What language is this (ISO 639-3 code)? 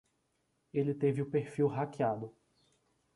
por